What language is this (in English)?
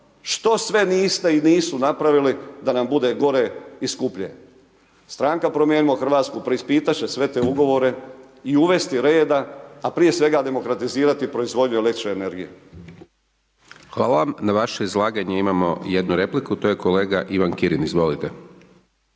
Croatian